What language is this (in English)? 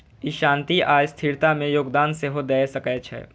Maithili